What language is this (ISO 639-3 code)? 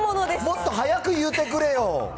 jpn